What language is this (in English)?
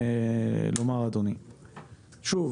Hebrew